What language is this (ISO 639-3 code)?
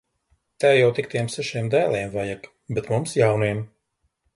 lav